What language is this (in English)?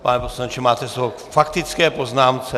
Czech